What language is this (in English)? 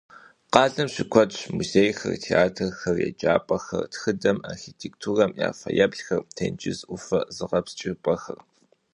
Kabardian